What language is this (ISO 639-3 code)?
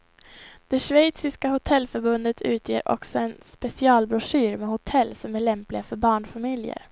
swe